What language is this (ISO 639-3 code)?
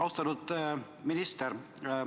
est